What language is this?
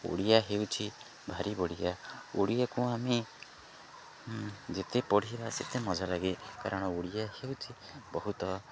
Odia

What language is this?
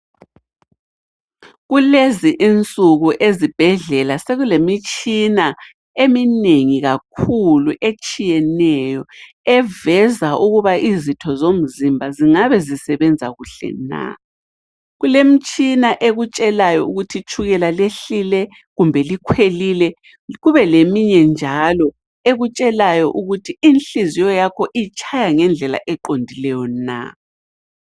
North Ndebele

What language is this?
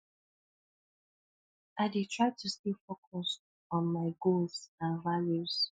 Nigerian Pidgin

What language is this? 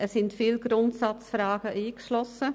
Swiss German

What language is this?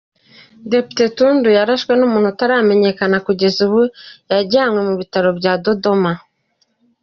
Kinyarwanda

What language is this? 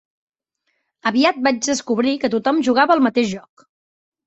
Catalan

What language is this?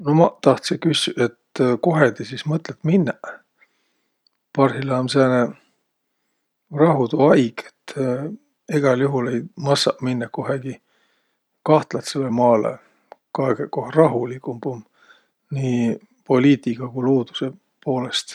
Võro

